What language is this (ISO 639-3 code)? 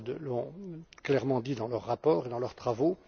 fra